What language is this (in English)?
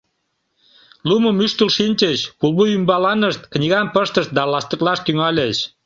Mari